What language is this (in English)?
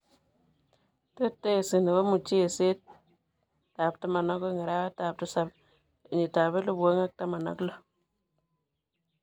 Kalenjin